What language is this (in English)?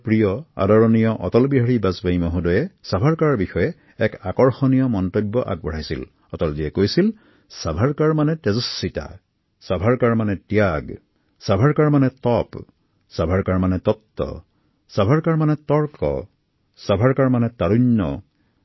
Assamese